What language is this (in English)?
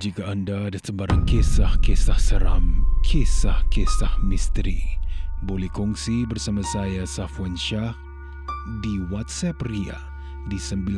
Malay